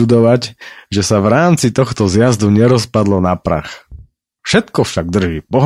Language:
Slovak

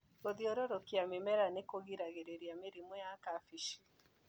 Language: Kikuyu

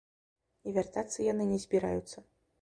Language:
Belarusian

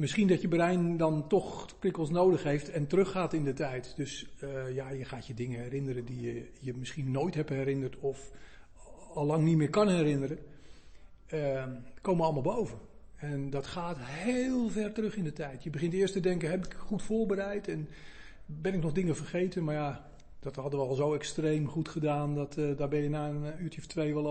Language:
Dutch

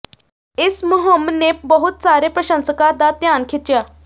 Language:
Punjabi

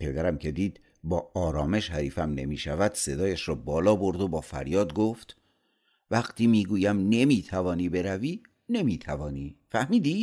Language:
Persian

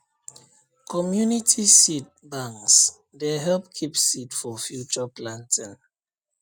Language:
Nigerian Pidgin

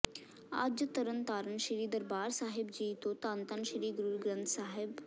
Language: Punjabi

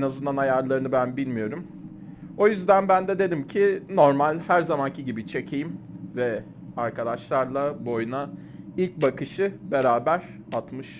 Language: Turkish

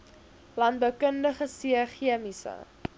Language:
Afrikaans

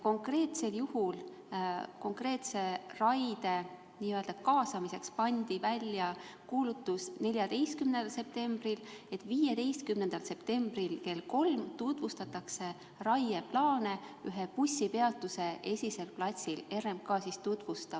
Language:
Estonian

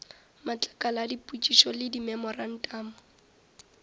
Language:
Northern Sotho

